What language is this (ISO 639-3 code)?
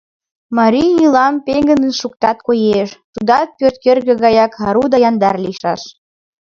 chm